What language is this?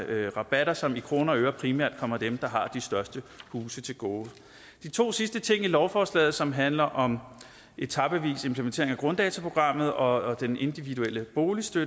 Danish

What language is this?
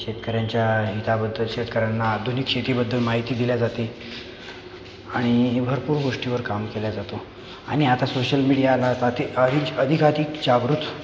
Marathi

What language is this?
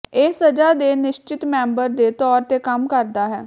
Punjabi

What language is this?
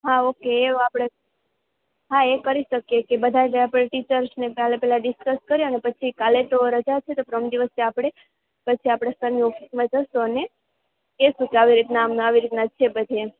Gujarati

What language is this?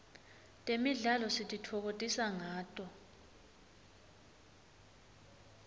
Swati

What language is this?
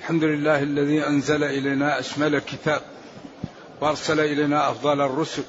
Arabic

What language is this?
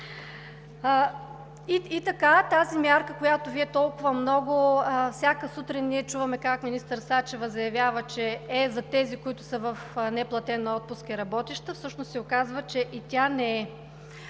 Bulgarian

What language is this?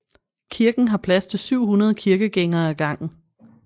Danish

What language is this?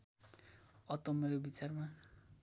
Nepali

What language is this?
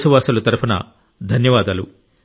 Telugu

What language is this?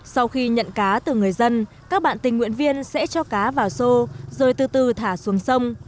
Vietnamese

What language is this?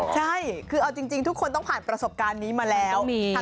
Thai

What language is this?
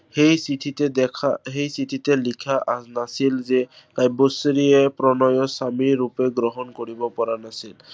Assamese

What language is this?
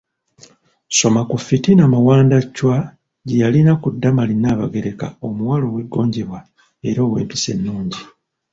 Ganda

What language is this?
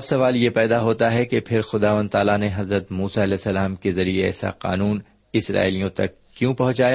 Urdu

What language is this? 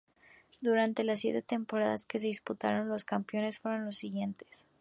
Spanish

